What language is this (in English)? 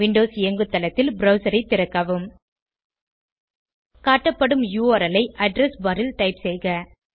Tamil